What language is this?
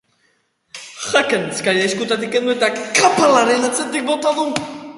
Basque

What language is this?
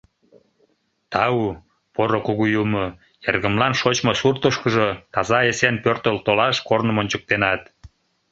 Mari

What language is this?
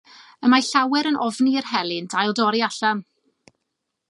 Welsh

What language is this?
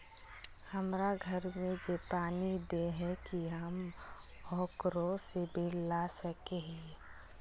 Magahi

